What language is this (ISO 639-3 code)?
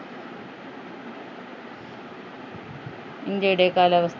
mal